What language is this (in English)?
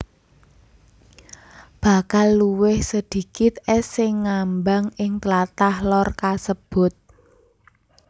Javanese